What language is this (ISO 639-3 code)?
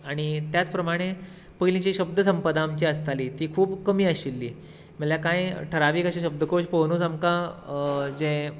kok